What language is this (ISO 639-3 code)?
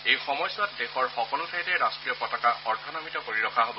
asm